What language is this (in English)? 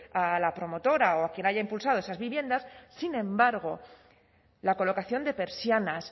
Spanish